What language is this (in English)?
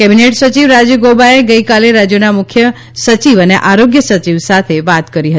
Gujarati